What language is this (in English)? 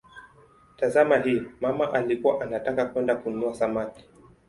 Swahili